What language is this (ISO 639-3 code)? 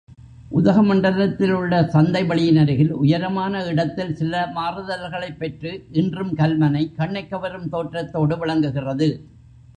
tam